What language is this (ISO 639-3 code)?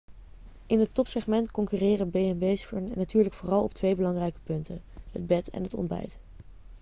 nld